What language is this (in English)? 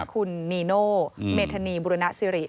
Thai